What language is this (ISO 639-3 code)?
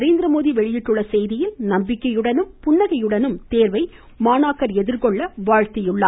tam